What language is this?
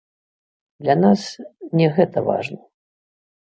Belarusian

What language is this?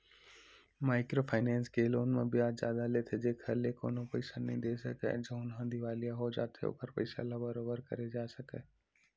Chhattisgarhi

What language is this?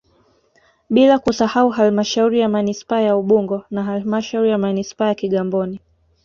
Swahili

